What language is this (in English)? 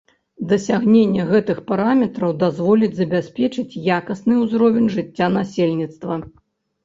Belarusian